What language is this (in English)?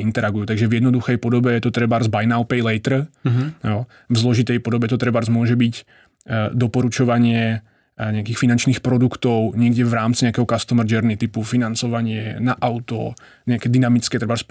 Czech